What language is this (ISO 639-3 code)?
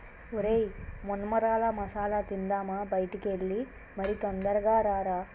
tel